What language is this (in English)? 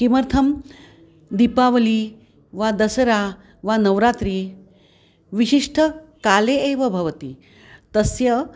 Sanskrit